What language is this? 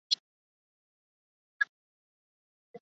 Chinese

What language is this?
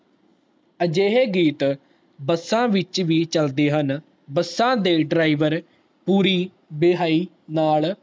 Punjabi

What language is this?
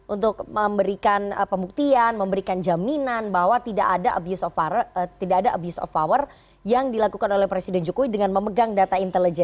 Indonesian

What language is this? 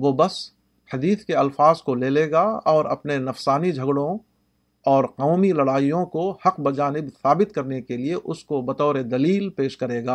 Urdu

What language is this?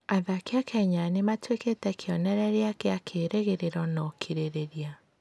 Kikuyu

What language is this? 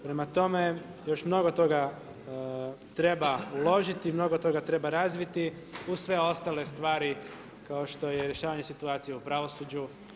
Croatian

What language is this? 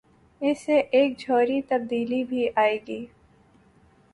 Urdu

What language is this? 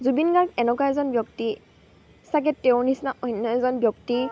Assamese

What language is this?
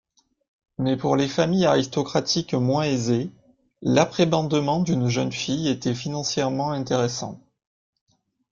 French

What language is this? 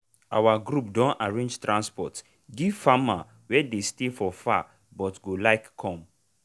Nigerian Pidgin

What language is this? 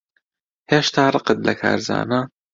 Central Kurdish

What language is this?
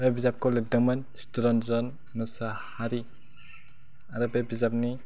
Bodo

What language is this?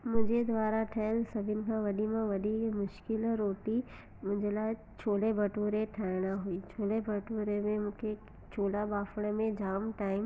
Sindhi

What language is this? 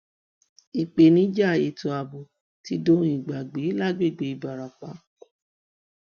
Yoruba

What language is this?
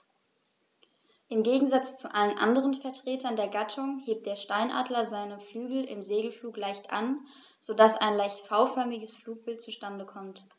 German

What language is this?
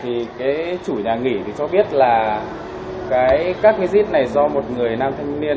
Vietnamese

